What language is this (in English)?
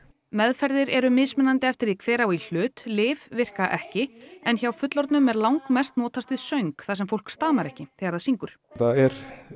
Icelandic